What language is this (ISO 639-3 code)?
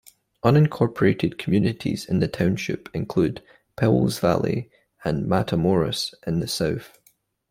eng